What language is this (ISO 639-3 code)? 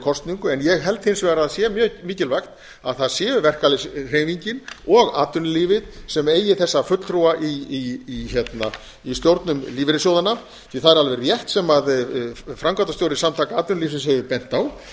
isl